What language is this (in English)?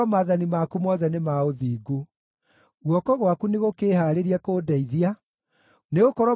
Kikuyu